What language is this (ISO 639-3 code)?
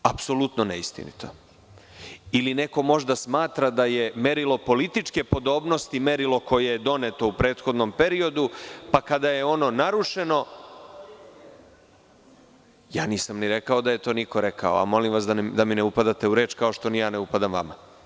srp